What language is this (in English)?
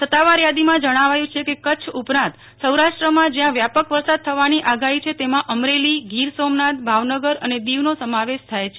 Gujarati